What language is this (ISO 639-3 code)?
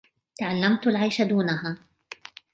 ara